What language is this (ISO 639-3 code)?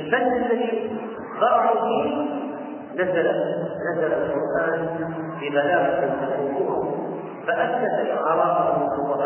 ara